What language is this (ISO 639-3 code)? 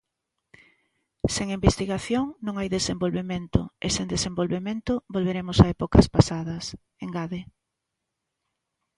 glg